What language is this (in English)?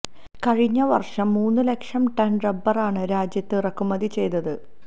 Malayalam